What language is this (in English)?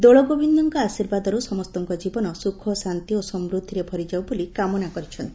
Odia